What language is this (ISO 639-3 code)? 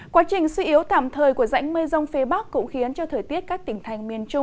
vie